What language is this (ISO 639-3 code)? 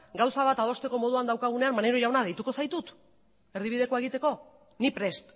eus